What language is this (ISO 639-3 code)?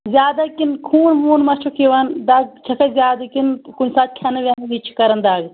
kas